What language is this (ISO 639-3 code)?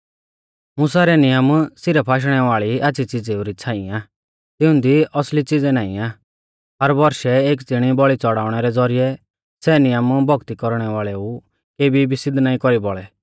bfz